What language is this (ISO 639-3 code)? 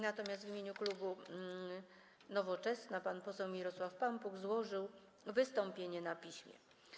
pol